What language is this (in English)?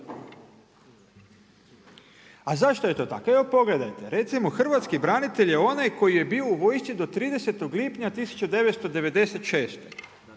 Croatian